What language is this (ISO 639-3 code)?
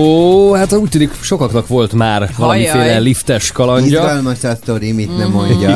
hun